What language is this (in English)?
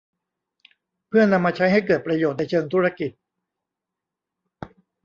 Thai